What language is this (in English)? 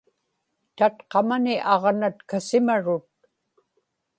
Inupiaq